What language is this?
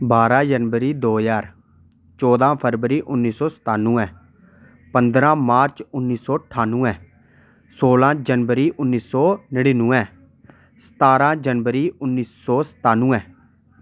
Dogri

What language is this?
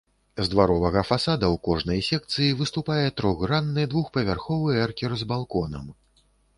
Belarusian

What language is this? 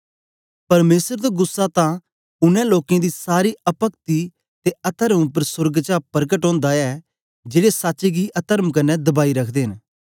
Dogri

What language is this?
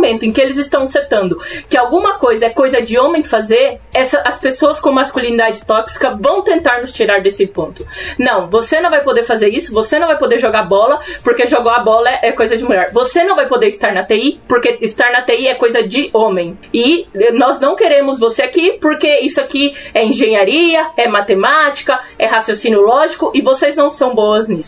Portuguese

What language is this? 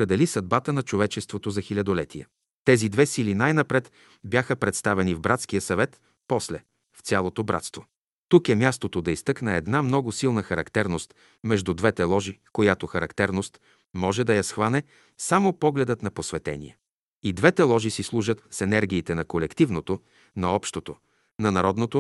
Bulgarian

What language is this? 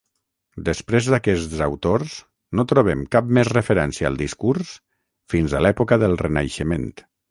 Catalan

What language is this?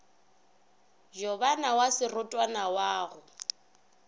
Northern Sotho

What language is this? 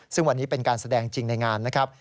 Thai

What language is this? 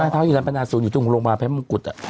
Thai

